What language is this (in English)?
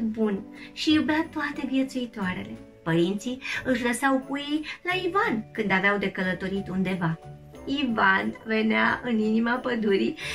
Romanian